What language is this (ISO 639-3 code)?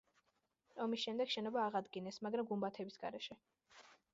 kat